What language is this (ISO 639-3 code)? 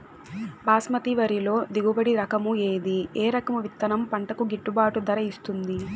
tel